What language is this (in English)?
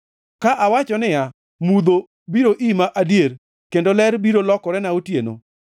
Luo (Kenya and Tanzania)